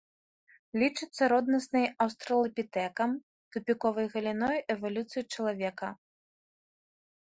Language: Belarusian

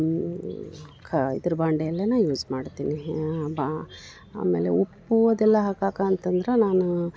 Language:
Kannada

